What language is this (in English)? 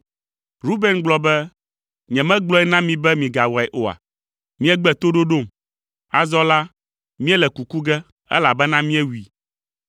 Ewe